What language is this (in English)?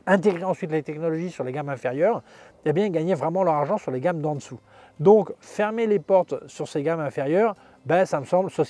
French